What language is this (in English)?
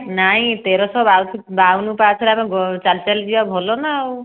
Odia